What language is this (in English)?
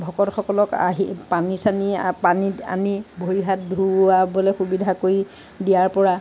Assamese